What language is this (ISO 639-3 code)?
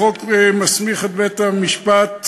heb